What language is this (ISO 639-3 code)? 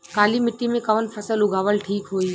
bho